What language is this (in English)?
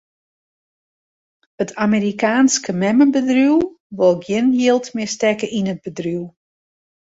Western Frisian